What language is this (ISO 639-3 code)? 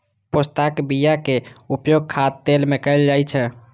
mai